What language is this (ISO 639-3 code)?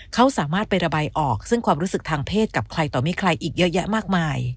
tha